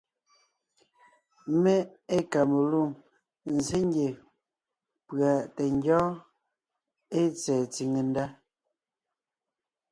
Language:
Ngiemboon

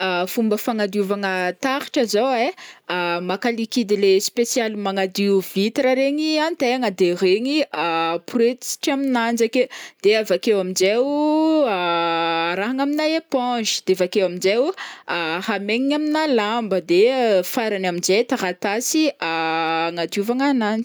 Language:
Northern Betsimisaraka Malagasy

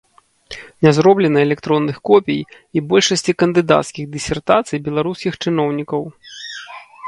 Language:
Belarusian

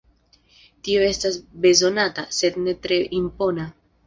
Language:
Esperanto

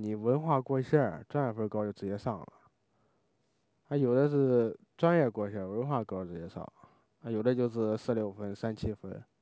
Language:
Chinese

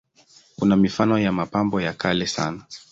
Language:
Swahili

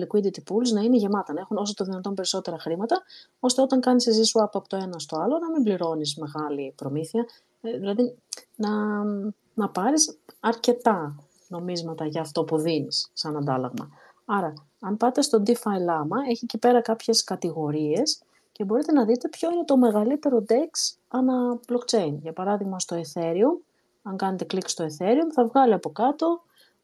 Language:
Greek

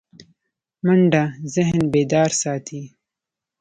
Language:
Pashto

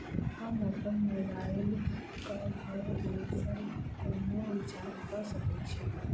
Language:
Maithili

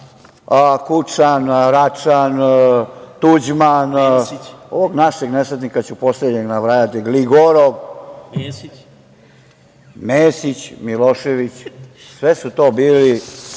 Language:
Serbian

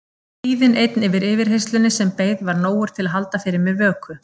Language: Icelandic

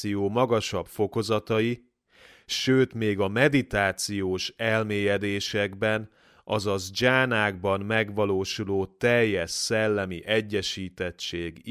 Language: Hungarian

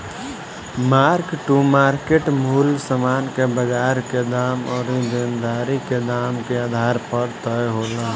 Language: Bhojpuri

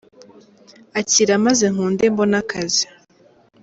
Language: Kinyarwanda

